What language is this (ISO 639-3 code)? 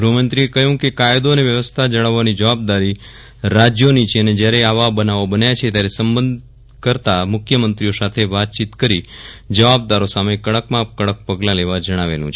guj